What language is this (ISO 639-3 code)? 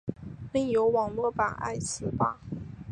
zho